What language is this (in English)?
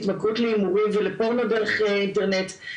Hebrew